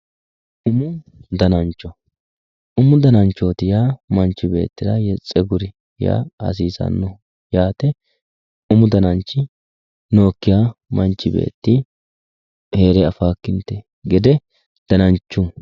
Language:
Sidamo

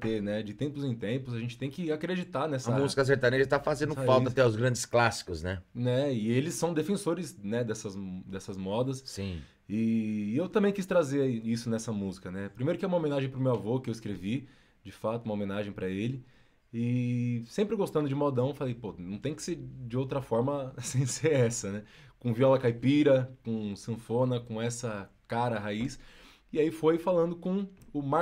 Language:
Portuguese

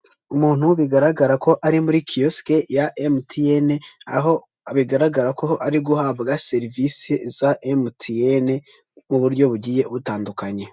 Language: Kinyarwanda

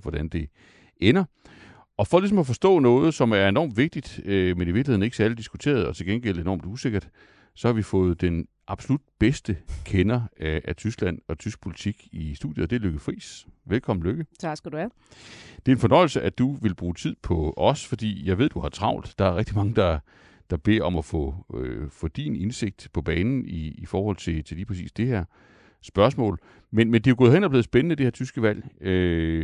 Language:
Danish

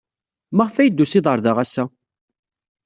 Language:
Kabyle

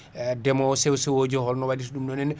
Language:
Fula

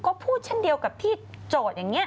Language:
Thai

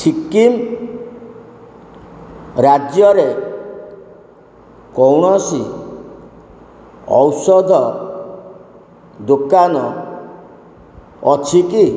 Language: Odia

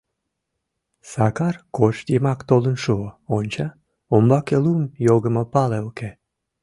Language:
Mari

